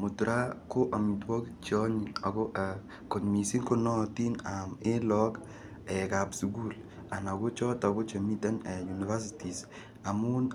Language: Kalenjin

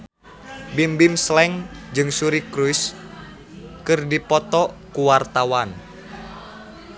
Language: Sundanese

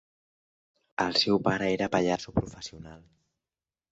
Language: Catalan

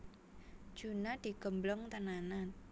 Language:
Javanese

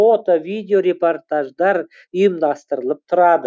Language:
Kazakh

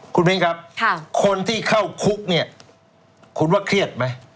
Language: Thai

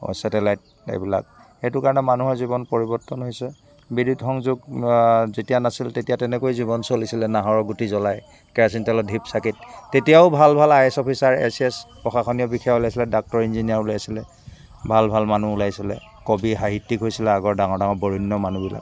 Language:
Assamese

